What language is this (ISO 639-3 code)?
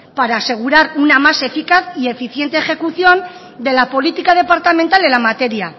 spa